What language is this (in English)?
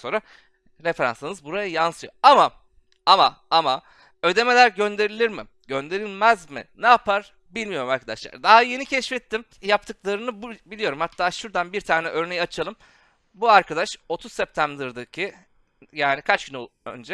Turkish